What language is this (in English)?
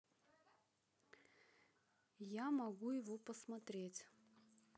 Russian